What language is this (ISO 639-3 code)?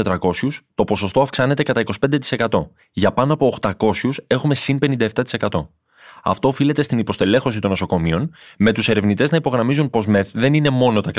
ell